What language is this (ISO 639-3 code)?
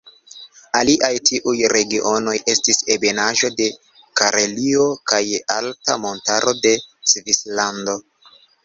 epo